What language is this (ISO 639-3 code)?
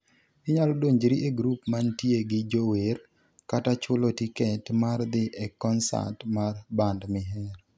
luo